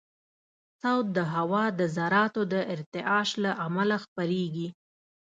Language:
Pashto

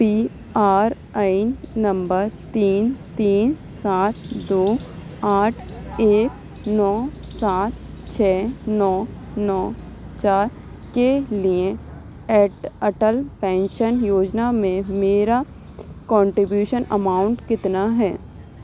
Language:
Urdu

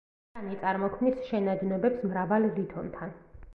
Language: Georgian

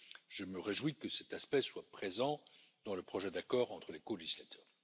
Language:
French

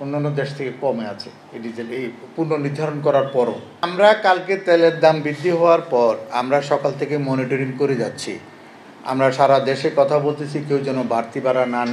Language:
Turkish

